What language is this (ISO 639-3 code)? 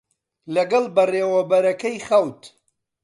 ckb